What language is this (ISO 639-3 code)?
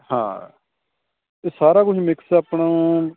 pan